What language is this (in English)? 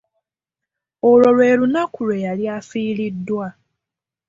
Ganda